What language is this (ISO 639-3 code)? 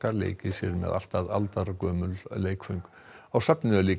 isl